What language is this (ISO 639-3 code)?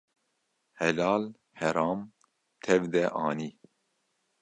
kur